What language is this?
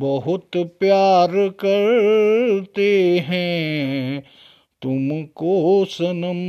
Hindi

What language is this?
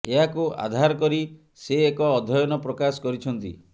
Odia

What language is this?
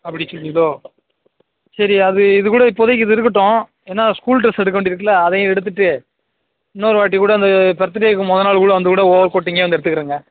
Tamil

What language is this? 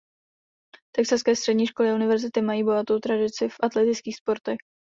Czech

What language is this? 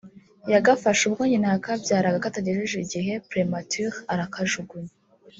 Kinyarwanda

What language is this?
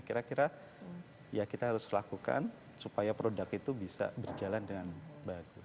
Indonesian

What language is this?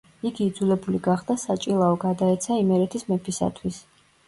Georgian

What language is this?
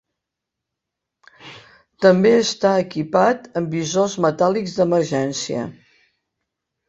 Catalan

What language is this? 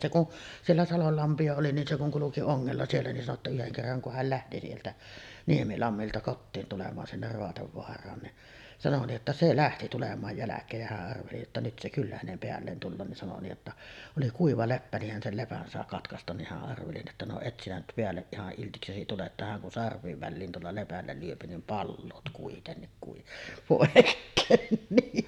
Finnish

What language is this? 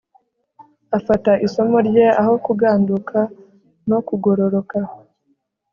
Kinyarwanda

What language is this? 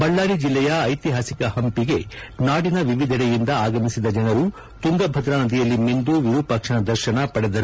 Kannada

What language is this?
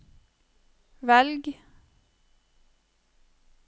Norwegian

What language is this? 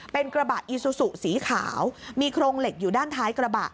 Thai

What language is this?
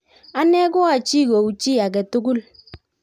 Kalenjin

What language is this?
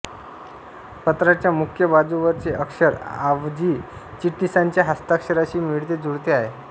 Marathi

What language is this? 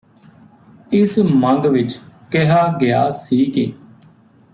Punjabi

